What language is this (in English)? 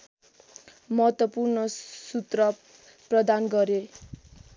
Nepali